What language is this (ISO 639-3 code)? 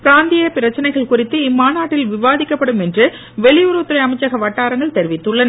tam